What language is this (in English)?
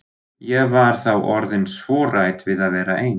Icelandic